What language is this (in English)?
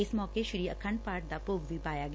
Punjabi